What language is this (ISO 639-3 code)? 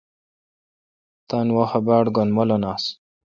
xka